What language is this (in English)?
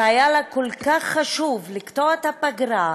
Hebrew